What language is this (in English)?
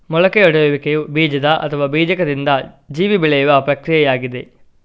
Kannada